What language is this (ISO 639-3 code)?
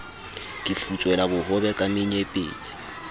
sot